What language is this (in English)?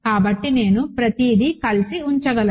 Telugu